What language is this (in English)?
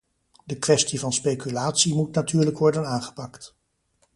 Dutch